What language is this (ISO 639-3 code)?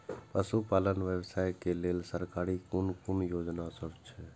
mai